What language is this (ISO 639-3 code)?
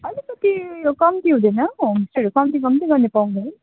nep